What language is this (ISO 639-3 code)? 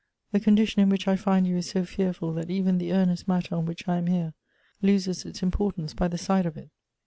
eng